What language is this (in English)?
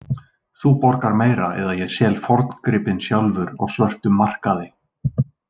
Icelandic